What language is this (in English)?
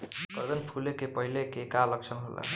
Bhojpuri